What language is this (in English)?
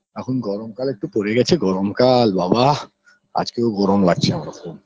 Bangla